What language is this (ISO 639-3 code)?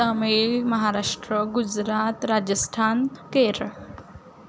mar